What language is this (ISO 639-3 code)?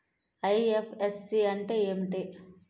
tel